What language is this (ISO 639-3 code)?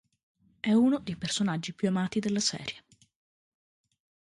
ita